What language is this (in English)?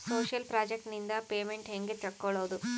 Kannada